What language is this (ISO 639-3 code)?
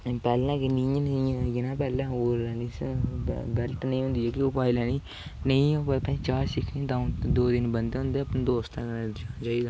doi